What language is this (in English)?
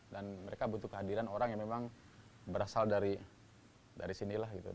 Indonesian